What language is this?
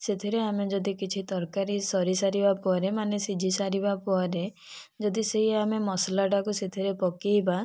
Odia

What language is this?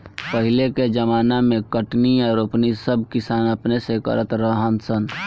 Bhojpuri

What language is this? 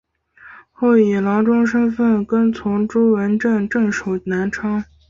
Chinese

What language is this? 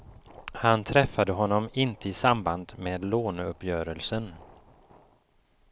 Swedish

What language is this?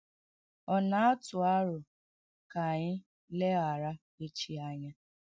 Igbo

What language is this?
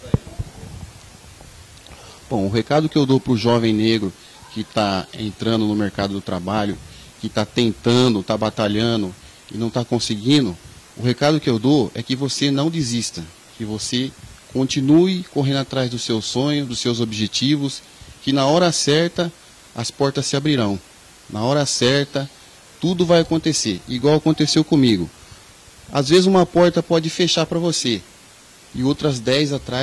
Portuguese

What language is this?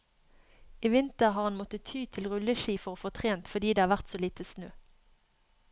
Norwegian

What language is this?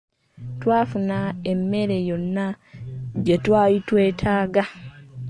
Ganda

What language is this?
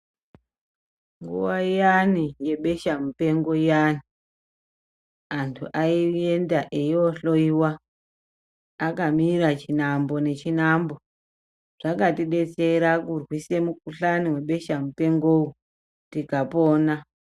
Ndau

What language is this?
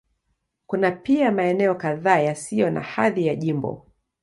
Swahili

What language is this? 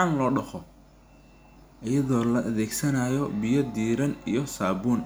Somali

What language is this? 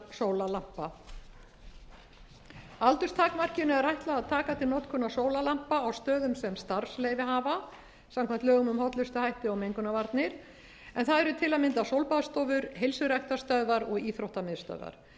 Icelandic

